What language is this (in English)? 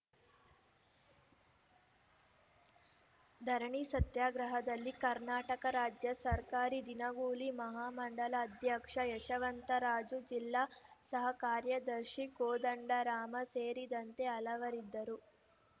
Kannada